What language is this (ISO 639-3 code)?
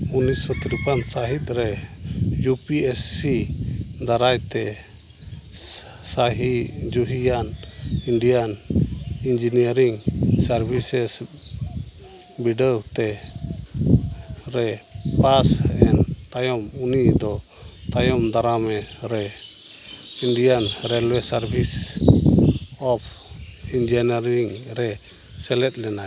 sat